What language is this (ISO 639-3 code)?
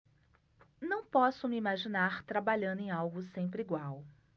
por